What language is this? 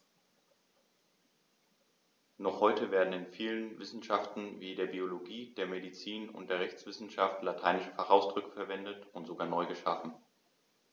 German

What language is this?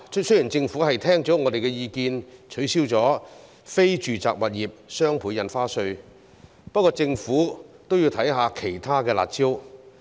Cantonese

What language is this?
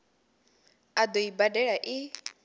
Venda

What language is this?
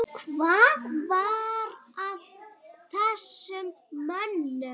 Icelandic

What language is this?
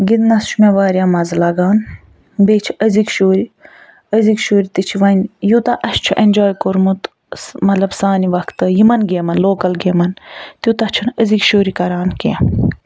Kashmiri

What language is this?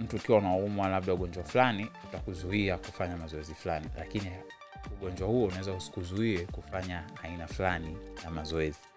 Swahili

